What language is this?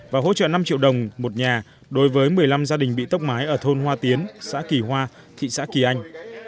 Vietnamese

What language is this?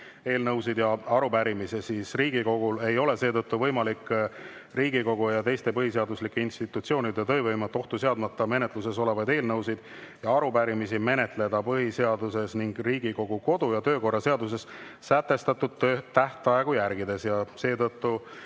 Estonian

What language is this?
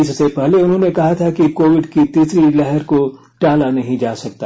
Hindi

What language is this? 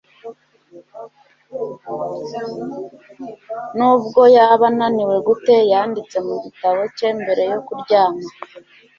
Kinyarwanda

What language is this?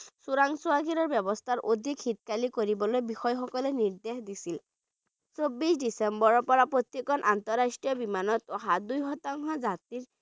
Bangla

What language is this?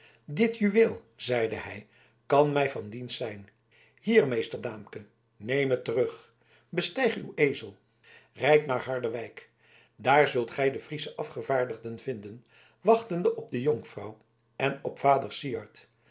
Dutch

